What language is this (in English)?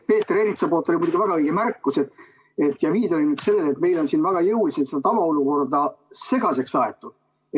Estonian